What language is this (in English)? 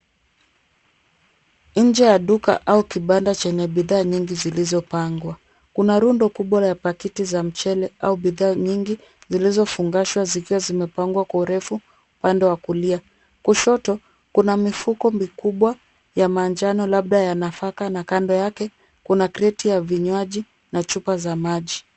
Swahili